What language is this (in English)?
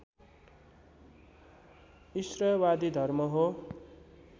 Nepali